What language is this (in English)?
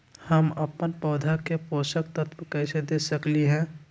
Magahi